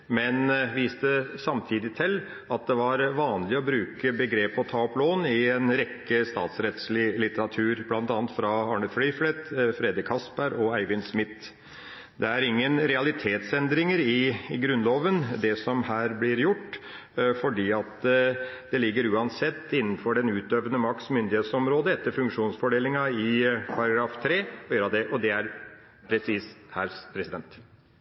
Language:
Norwegian Bokmål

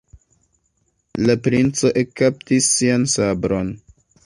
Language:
Esperanto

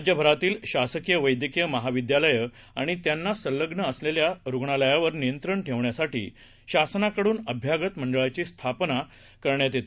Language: Marathi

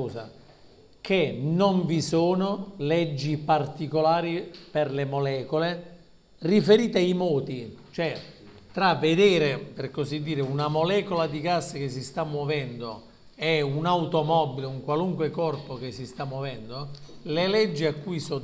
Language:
Italian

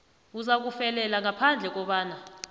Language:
South Ndebele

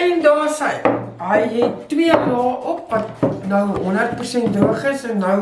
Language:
Dutch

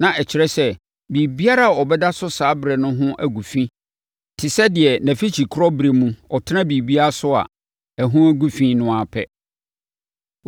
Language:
Akan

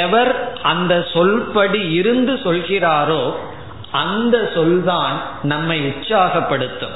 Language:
Tamil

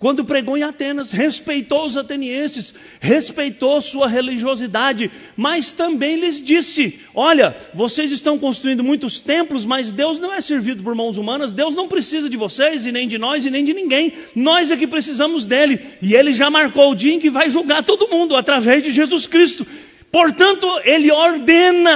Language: Portuguese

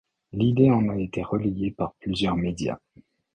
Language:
French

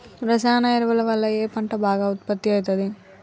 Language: Telugu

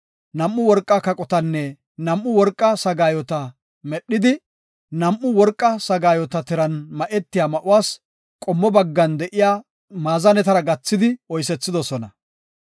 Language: Gofa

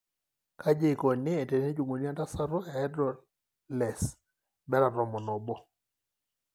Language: Masai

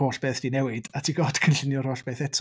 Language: Welsh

